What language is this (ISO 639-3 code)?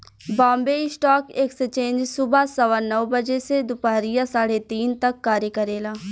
bho